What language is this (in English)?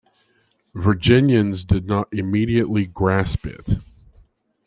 English